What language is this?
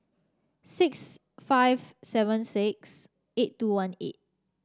English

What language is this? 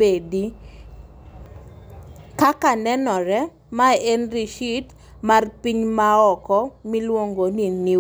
Luo (Kenya and Tanzania)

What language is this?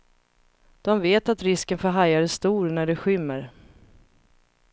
Swedish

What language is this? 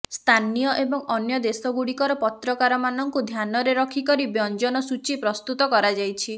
Odia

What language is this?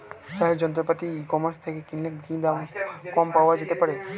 Bangla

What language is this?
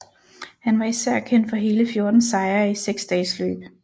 Danish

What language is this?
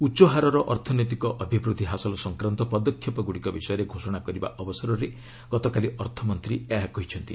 Odia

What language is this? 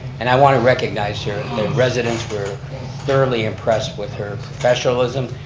English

